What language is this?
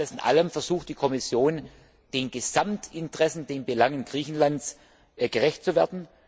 German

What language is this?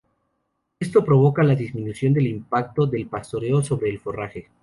Spanish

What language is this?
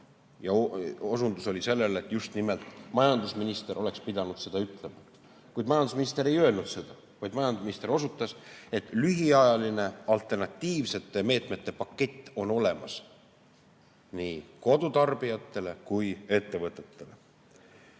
Estonian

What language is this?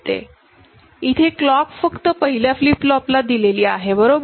Marathi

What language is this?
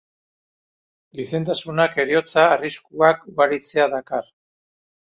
Basque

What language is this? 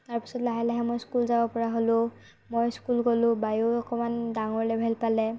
Assamese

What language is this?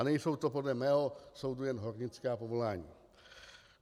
Czech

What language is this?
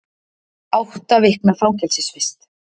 Icelandic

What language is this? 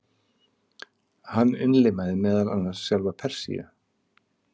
Icelandic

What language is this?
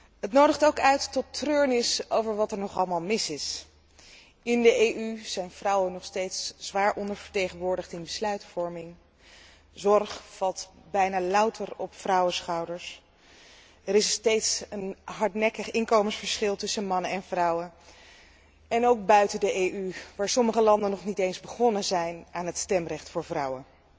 Dutch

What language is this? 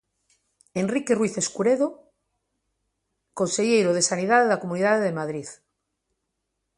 Galician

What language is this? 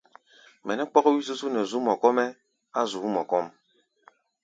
Gbaya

